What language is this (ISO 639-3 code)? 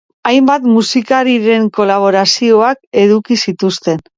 eus